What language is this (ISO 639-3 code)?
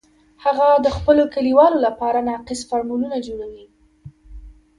pus